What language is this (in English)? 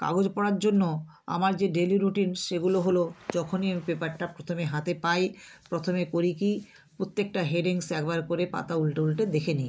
Bangla